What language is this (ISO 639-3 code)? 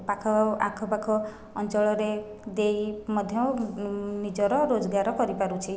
ori